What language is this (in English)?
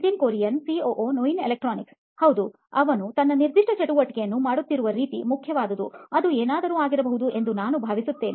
Kannada